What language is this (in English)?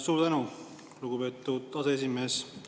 Estonian